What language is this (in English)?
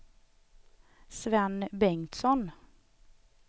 Swedish